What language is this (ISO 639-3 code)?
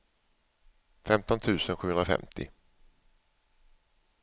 swe